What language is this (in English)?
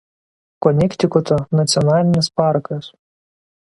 Lithuanian